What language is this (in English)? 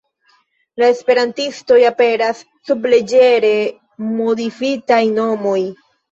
Esperanto